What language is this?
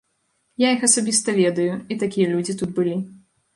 Belarusian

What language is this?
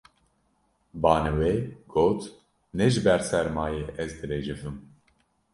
Kurdish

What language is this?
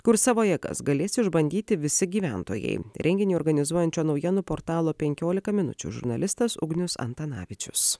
Lithuanian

